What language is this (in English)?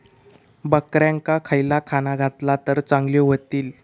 Marathi